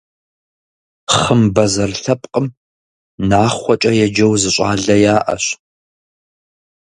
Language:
Kabardian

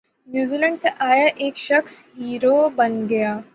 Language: Urdu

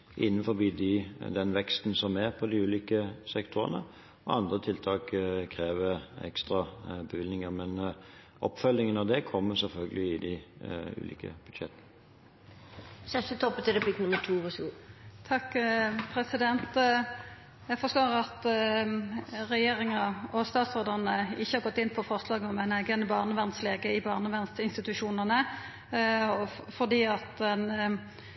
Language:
Norwegian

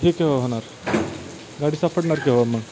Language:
Marathi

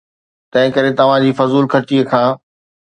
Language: Sindhi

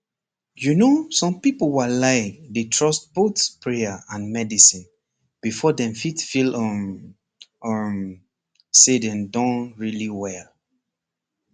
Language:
Nigerian Pidgin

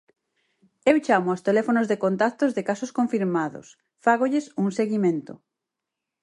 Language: Galician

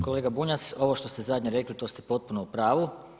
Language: Croatian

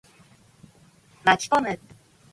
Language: Japanese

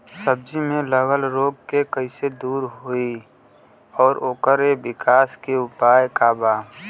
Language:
Bhojpuri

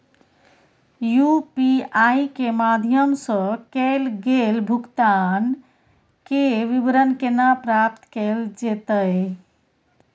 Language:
Maithili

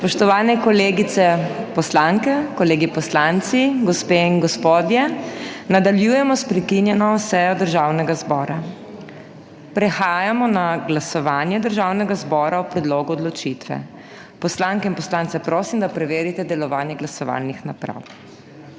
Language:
Slovenian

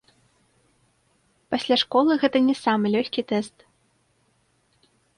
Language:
Belarusian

